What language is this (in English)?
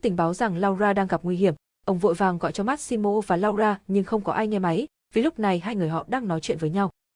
Vietnamese